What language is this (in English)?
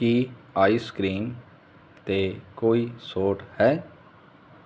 Punjabi